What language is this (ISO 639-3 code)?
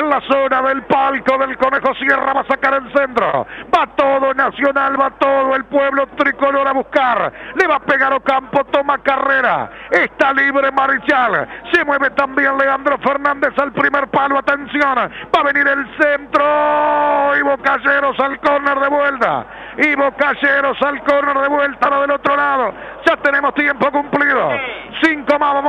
spa